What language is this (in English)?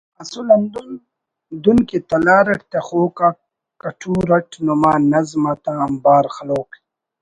Brahui